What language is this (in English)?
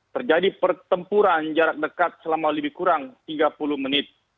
Indonesian